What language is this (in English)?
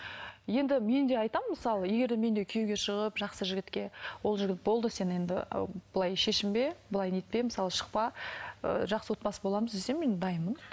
Kazakh